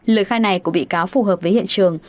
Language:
Vietnamese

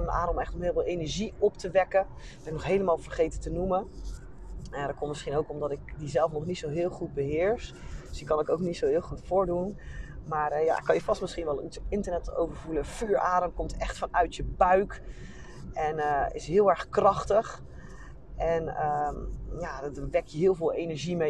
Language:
Dutch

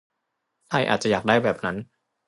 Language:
Thai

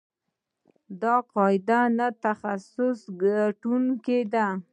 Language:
Pashto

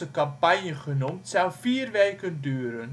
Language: Dutch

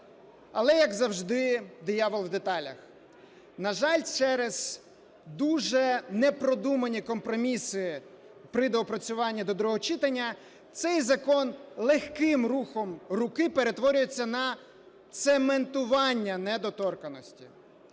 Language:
Ukrainian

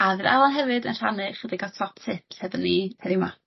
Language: Welsh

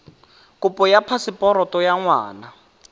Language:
Tswana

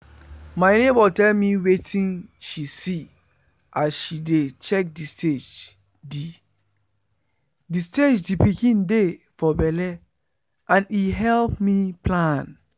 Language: Nigerian Pidgin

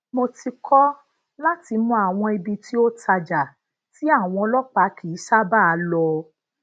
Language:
Yoruba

